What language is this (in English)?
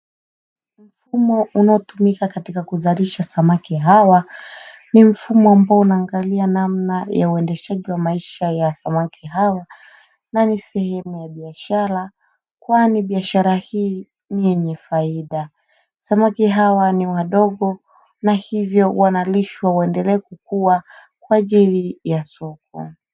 Swahili